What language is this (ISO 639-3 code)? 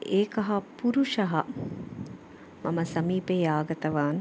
san